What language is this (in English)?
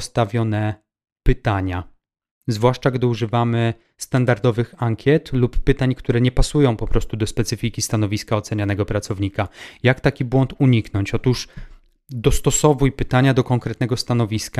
Polish